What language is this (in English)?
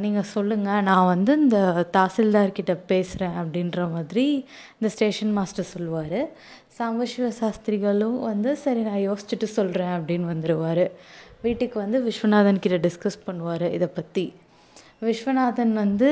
Tamil